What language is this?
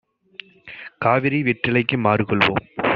Tamil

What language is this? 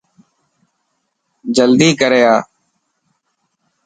Dhatki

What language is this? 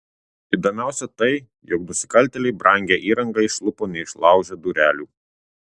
Lithuanian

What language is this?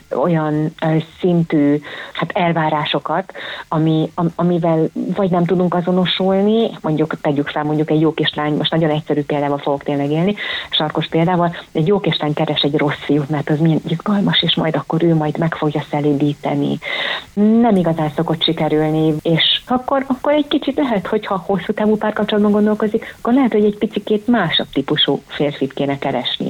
Hungarian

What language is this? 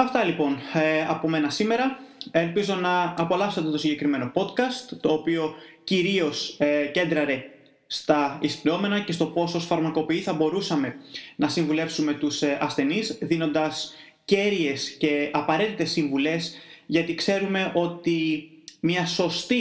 Greek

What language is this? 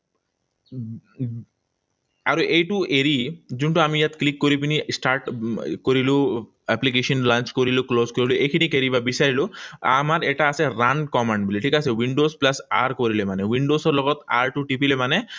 Assamese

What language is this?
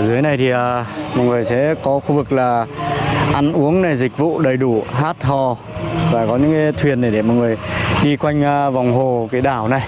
Vietnamese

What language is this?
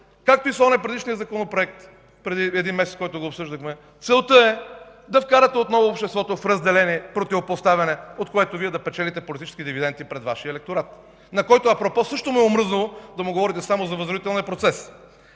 Bulgarian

